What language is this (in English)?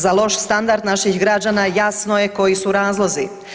Croatian